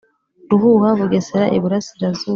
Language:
Kinyarwanda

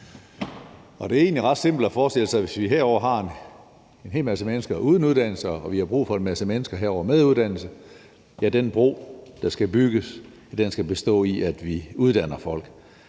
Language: Danish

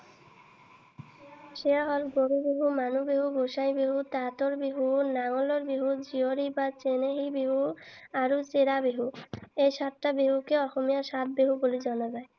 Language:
Assamese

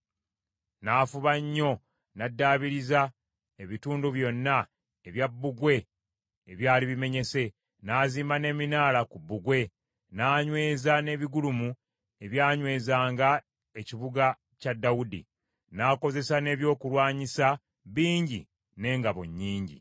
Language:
Ganda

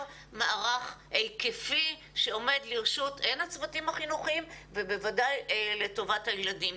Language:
Hebrew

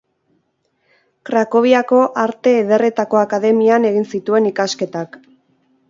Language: Basque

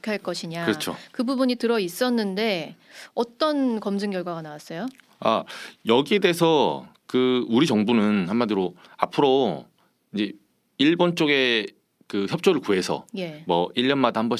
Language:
Korean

